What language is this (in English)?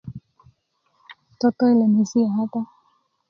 Kuku